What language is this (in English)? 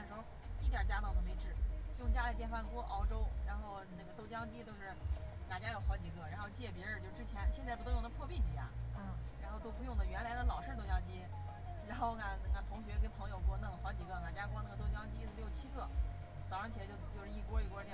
Chinese